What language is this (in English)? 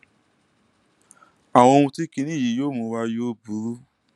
Yoruba